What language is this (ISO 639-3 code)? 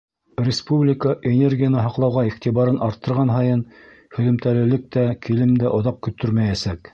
bak